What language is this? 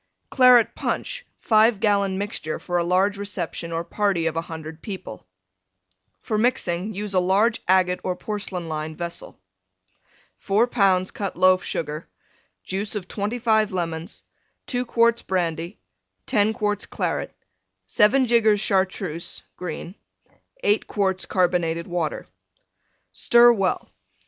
English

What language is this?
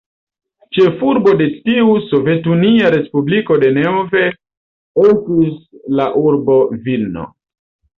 Esperanto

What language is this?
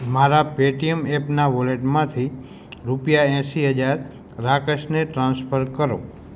Gujarati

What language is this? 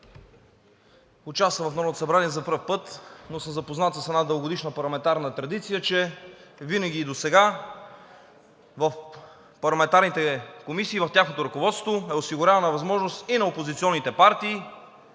Bulgarian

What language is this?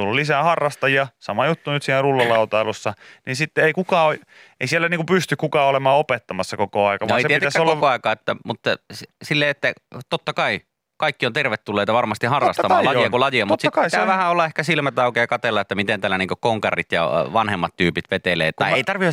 Finnish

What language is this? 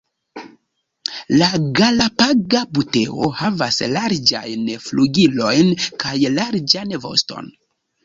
Esperanto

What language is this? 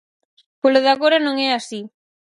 Galician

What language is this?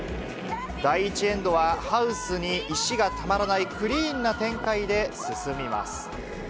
Japanese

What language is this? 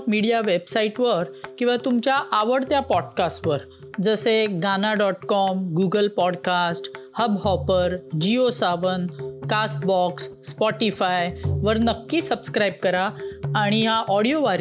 Marathi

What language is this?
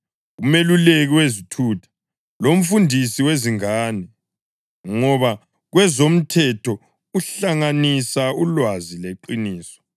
North Ndebele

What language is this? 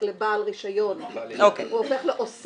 Hebrew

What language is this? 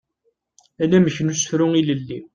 Kabyle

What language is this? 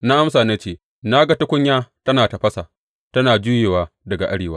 Hausa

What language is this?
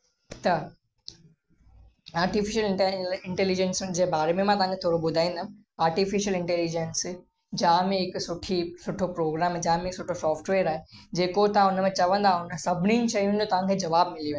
Sindhi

